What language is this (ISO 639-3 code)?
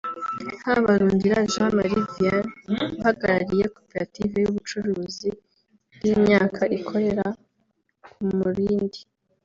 kin